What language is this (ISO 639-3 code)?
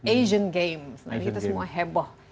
ind